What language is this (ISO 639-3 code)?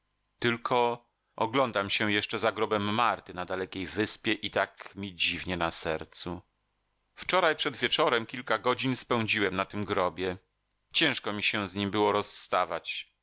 pol